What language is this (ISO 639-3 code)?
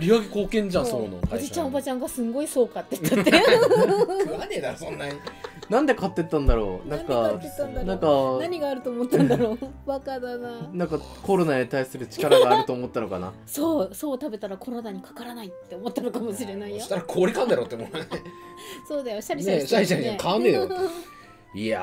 jpn